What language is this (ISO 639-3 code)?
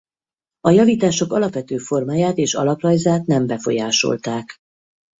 hun